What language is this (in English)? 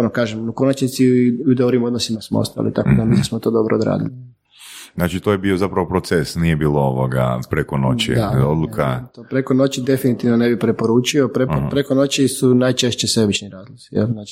Croatian